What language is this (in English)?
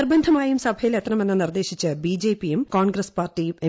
Malayalam